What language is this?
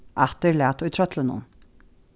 Faroese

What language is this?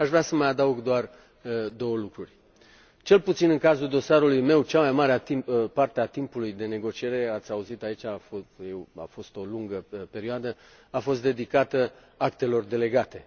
Romanian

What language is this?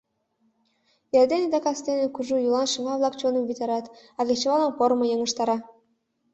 Mari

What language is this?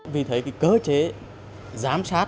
Vietnamese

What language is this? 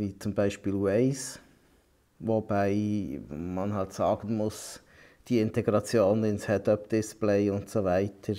German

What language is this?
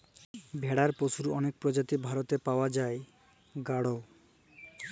Bangla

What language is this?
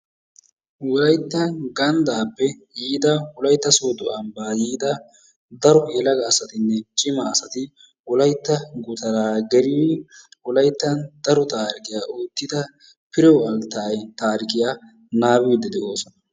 Wolaytta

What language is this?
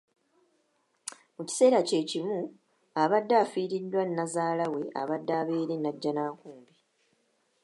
Ganda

